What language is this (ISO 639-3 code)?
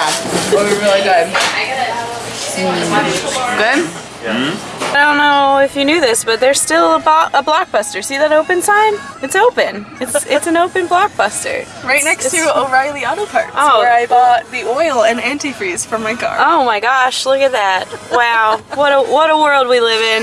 eng